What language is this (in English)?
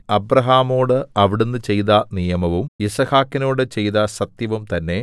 Malayalam